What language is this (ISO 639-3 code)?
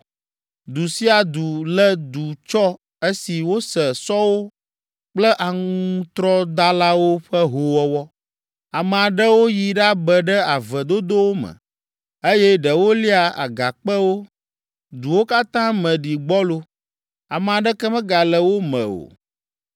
ewe